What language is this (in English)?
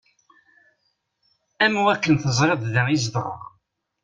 Kabyle